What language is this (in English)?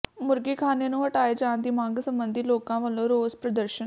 Punjabi